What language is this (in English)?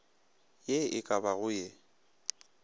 Northern Sotho